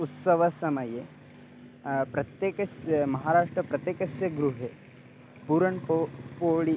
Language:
Sanskrit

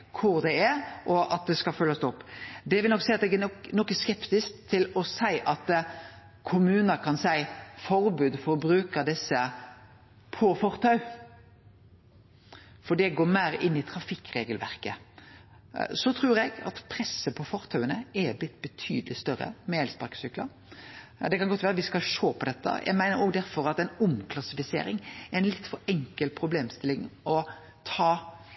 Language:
Norwegian Nynorsk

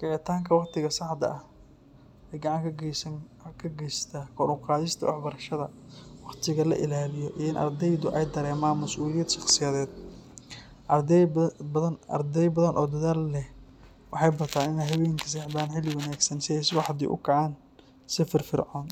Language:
Somali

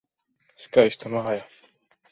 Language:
Latvian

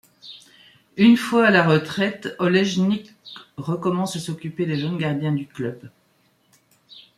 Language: French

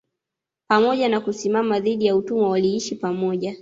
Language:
Swahili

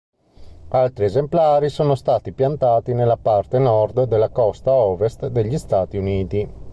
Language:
Italian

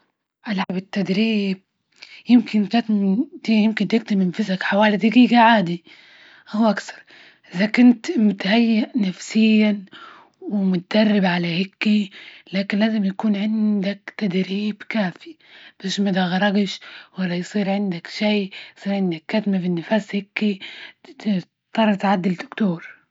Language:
Libyan Arabic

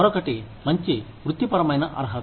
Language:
Telugu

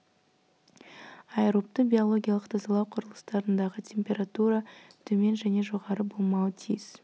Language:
Kazakh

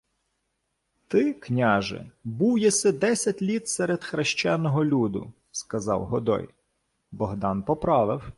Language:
Ukrainian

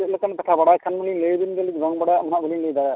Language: Santali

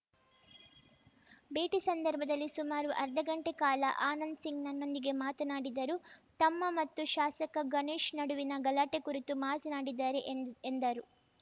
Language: Kannada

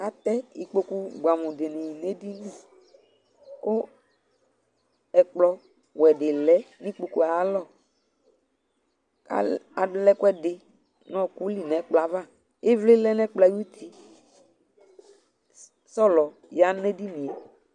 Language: Ikposo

